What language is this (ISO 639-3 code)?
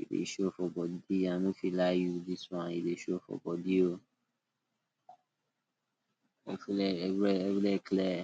pcm